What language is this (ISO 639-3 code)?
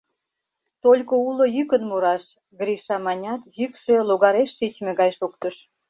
chm